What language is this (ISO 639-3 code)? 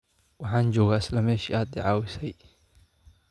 som